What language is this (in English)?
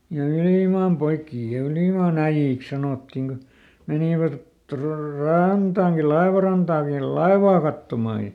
Finnish